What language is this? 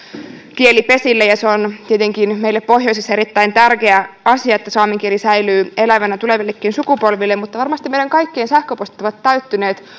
Finnish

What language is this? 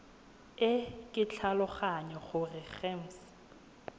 Tswana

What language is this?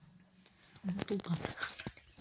Dogri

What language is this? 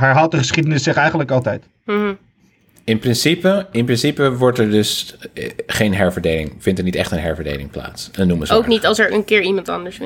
Dutch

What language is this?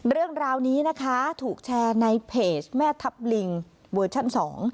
Thai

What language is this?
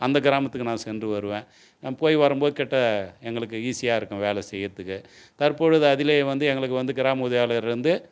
Tamil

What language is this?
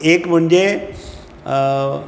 Konkani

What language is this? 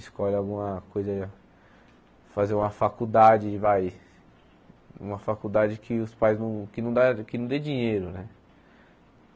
Portuguese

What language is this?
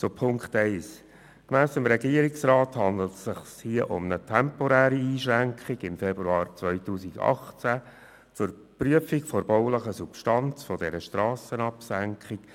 Swiss German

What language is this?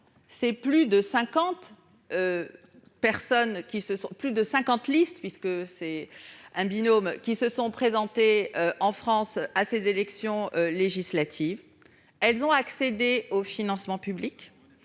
French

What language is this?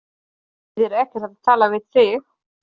Icelandic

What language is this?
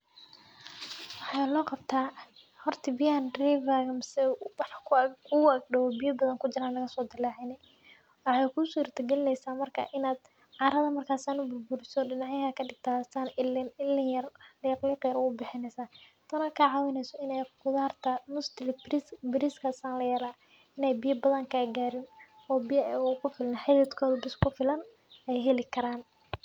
Somali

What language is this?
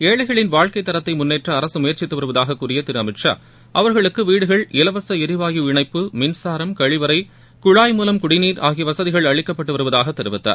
Tamil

